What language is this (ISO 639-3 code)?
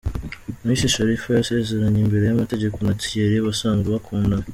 kin